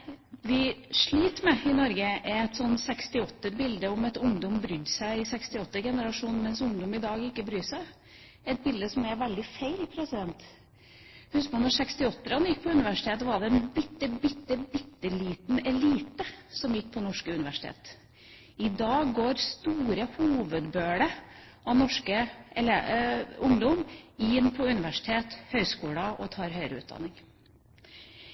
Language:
Norwegian Bokmål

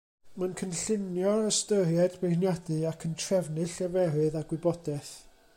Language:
Welsh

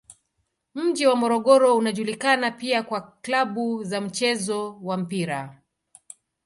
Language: Swahili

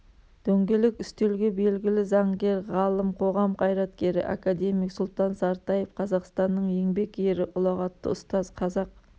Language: Kazakh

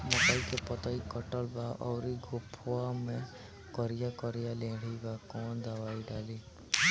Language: Bhojpuri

